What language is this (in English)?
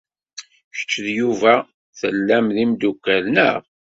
Kabyle